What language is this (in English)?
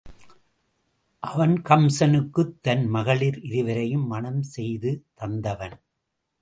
Tamil